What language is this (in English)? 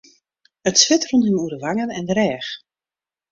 Western Frisian